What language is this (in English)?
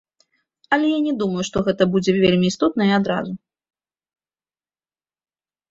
Belarusian